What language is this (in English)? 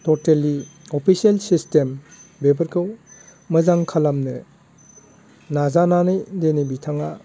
Bodo